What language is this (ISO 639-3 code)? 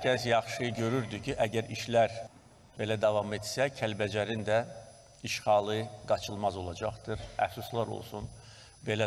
tur